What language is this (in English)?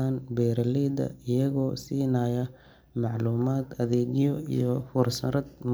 Somali